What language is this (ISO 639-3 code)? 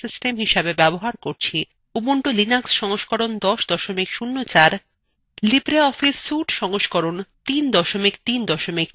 ben